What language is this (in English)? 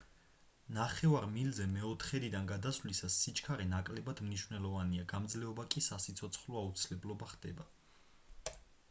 Georgian